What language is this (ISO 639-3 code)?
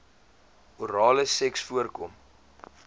afr